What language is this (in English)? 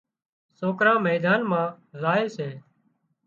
Wadiyara Koli